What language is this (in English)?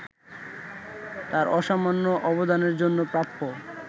Bangla